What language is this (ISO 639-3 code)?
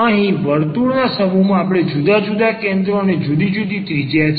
guj